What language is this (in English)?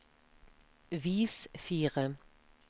Norwegian